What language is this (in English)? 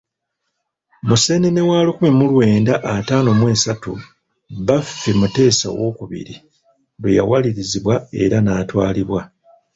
Ganda